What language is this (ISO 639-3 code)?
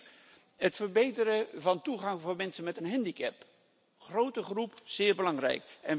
nld